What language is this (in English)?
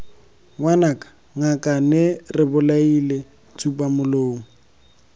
Tswana